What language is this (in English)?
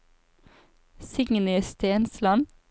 Norwegian